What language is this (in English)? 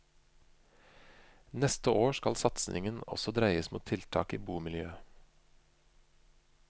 Norwegian